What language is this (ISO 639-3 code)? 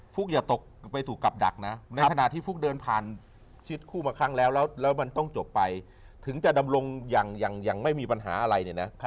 tha